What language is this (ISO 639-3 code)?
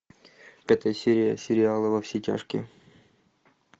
rus